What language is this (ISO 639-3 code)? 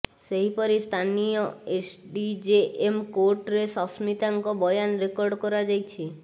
ori